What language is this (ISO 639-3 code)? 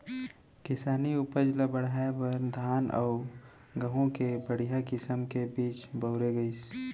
hne